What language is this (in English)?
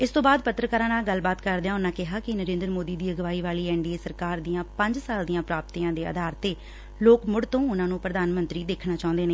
Punjabi